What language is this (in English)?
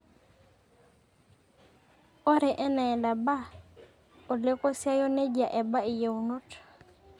Masai